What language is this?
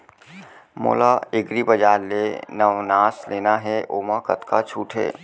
Chhattisgarhi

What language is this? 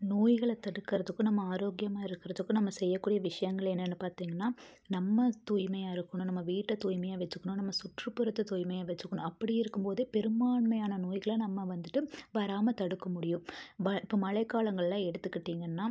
Tamil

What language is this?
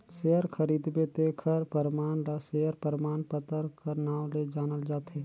Chhattisgarhi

